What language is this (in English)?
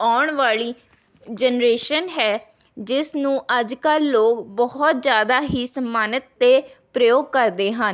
Punjabi